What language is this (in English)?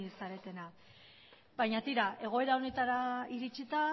Basque